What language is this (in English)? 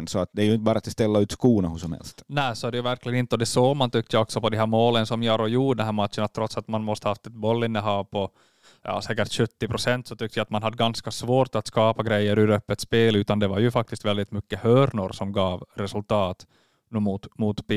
Swedish